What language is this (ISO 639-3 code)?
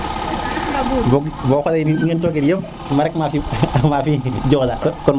srr